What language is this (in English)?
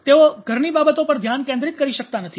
Gujarati